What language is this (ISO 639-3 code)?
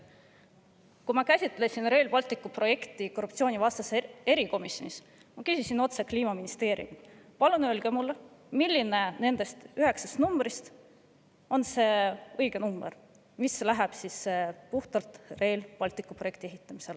est